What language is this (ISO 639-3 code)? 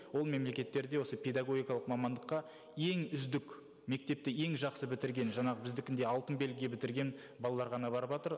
kaz